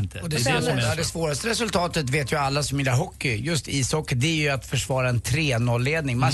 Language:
Swedish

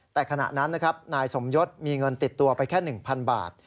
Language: Thai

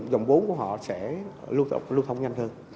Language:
Vietnamese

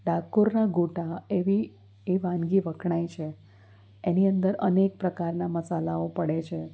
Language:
Gujarati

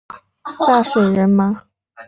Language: Chinese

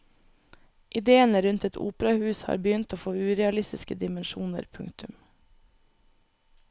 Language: Norwegian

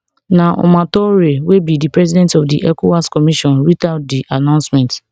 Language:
Nigerian Pidgin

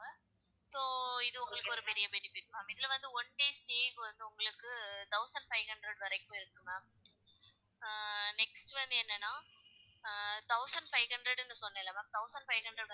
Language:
Tamil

